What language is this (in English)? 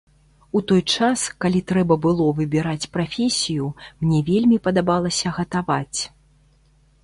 Belarusian